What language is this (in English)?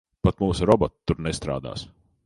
Latvian